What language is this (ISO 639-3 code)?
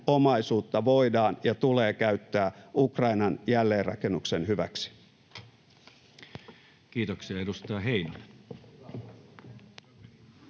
fin